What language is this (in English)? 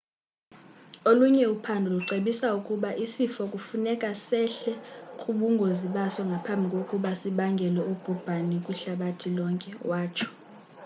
Xhosa